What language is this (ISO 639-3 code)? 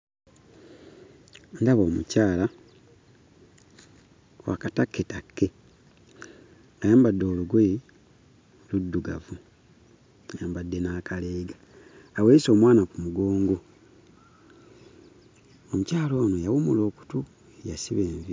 lug